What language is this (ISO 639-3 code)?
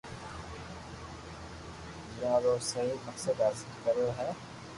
lrk